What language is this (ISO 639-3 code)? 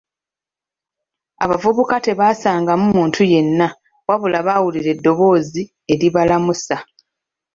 lug